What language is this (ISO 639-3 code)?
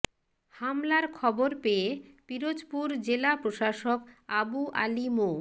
ben